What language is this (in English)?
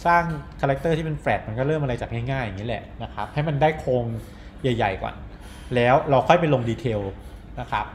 Thai